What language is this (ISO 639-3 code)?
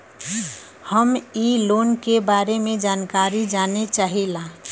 bho